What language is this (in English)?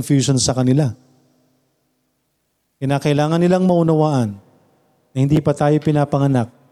Filipino